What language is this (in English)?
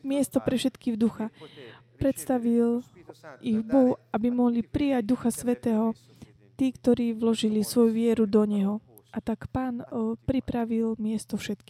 Slovak